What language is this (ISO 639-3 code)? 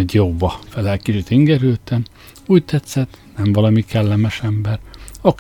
hun